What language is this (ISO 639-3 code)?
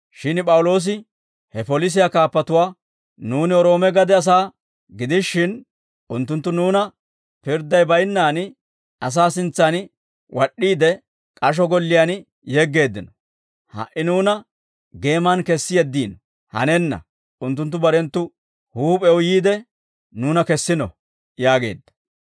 dwr